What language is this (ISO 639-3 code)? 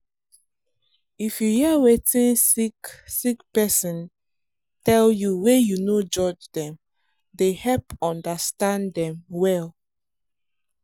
pcm